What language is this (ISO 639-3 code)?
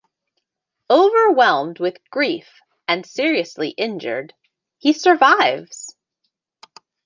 eng